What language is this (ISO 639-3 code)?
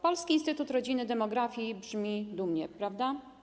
pol